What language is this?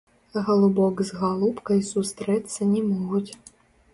Belarusian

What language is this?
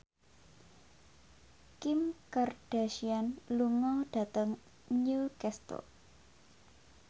Javanese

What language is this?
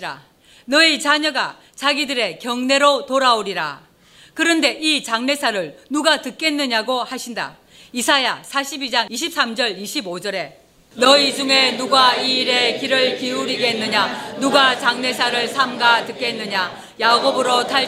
Korean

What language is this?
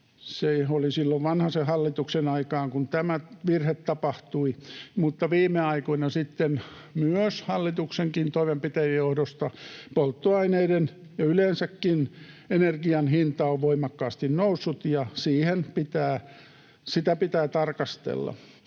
Finnish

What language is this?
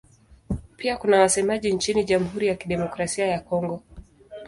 Swahili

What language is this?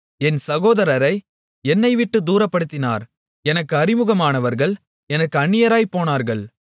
Tamil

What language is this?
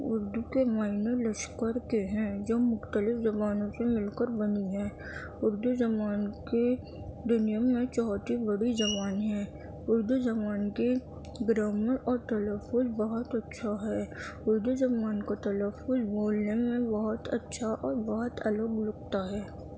Urdu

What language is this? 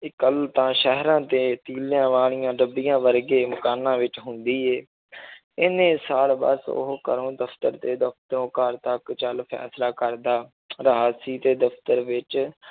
Punjabi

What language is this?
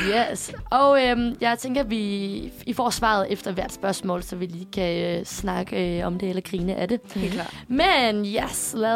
Danish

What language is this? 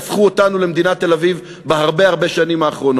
Hebrew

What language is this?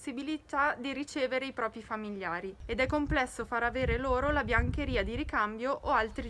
Italian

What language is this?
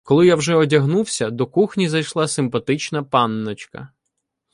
Ukrainian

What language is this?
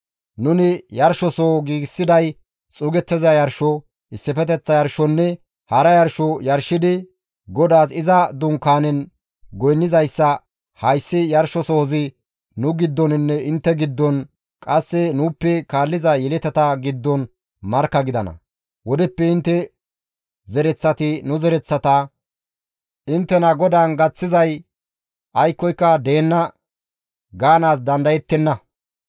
Gamo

